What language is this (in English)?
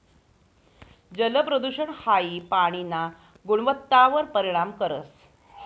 Marathi